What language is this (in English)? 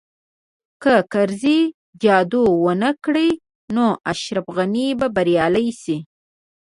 Pashto